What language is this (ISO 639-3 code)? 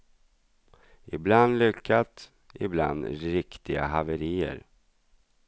swe